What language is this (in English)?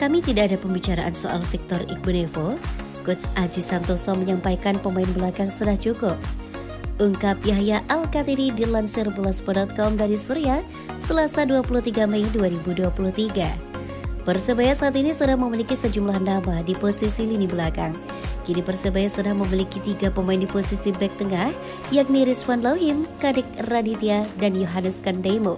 Indonesian